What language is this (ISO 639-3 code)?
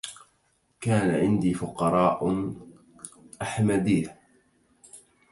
ara